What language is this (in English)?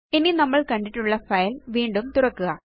Malayalam